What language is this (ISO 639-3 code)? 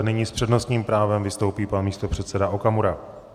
ces